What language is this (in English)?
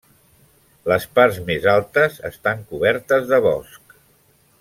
Catalan